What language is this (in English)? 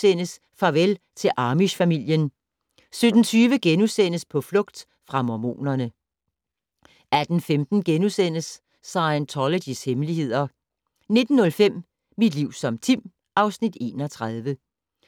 Danish